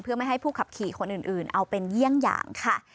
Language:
Thai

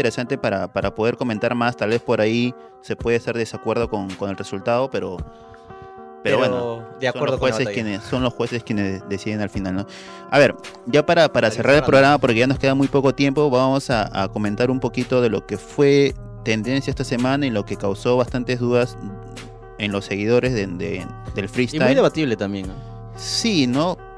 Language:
Spanish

